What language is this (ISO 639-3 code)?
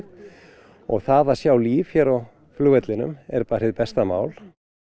isl